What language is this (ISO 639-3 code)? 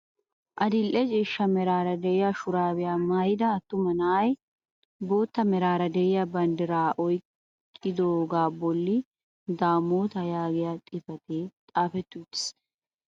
wal